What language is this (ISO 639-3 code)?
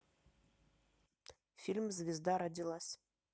rus